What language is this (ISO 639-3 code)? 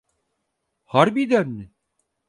tur